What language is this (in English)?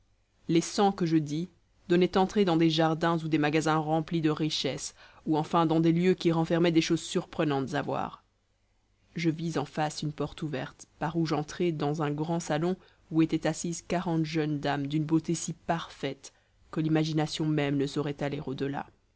French